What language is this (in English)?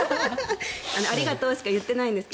Japanese